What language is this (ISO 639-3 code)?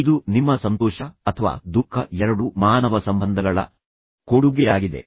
kan